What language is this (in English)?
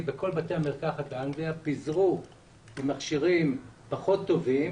Hebrew